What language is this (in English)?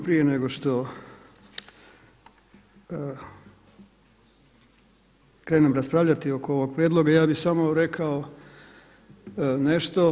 Croatian